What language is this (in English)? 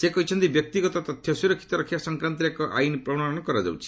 Odia